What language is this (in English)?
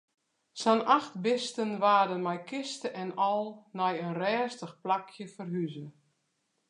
Western Frisian